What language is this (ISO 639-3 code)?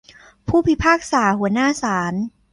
tha